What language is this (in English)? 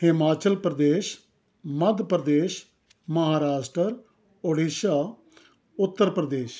Punjabi